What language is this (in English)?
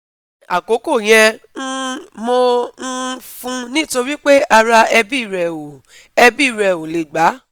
Yoruba